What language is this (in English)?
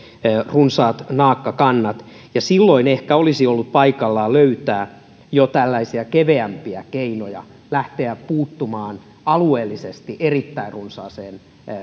Finnish